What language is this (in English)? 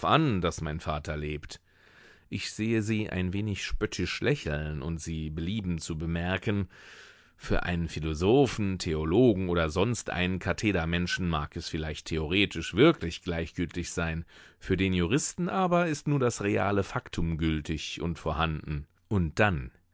German